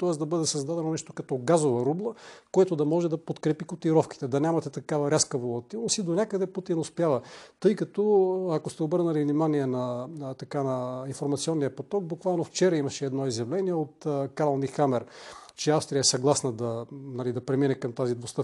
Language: Bulgarian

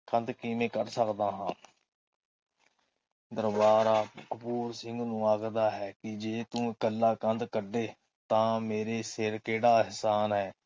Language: Punjabi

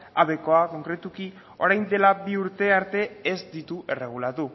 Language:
Basque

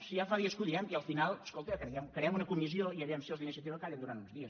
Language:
Catalan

